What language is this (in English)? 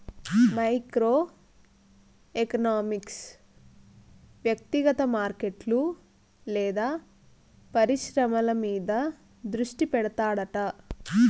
Telugu